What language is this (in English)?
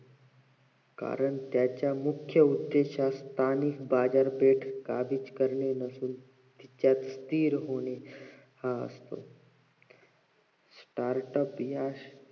Marathi